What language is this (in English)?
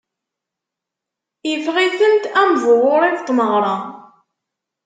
Kabyle